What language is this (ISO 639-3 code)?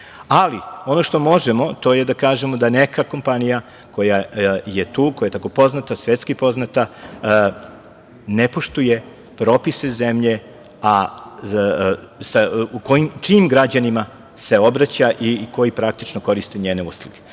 srp